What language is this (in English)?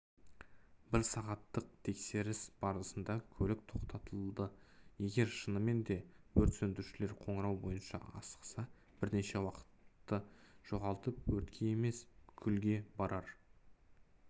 Kazakh